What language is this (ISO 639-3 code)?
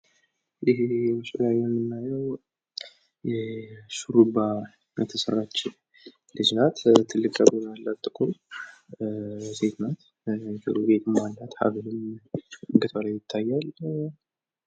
amh